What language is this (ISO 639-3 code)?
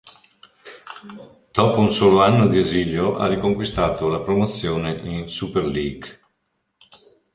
ita